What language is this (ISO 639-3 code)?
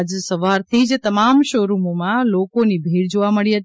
guj